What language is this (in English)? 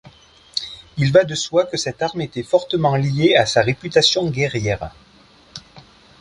French